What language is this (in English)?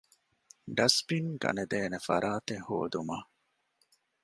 Divehi